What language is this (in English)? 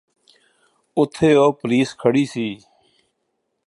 Punjabi